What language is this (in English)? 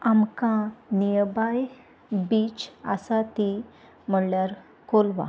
Konkani